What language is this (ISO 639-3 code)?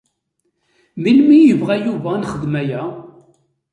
kab